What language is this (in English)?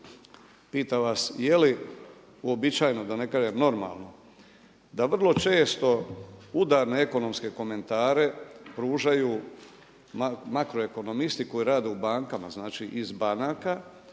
Croatian